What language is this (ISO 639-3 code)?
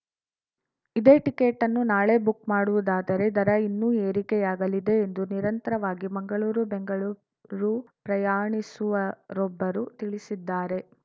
kan